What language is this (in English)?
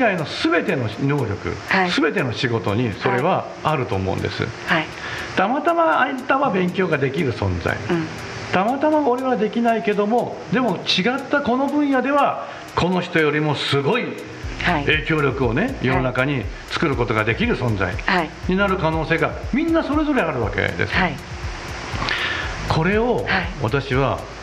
Japanese